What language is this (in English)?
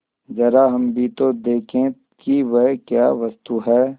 Hindi